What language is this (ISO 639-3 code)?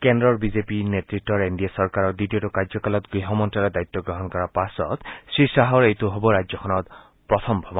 asm